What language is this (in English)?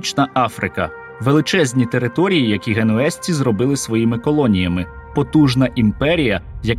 Ukrainian